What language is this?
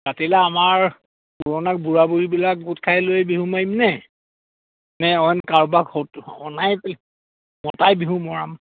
Assamese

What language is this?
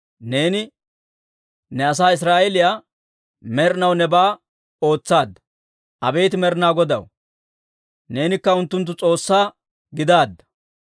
Dawro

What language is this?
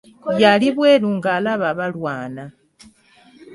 Ganda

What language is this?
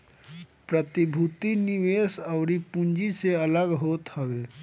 Bhojpuri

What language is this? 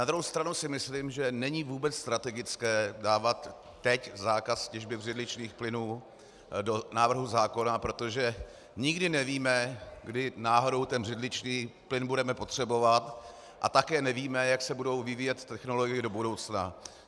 Czech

